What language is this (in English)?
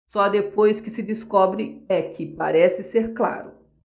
Portuguese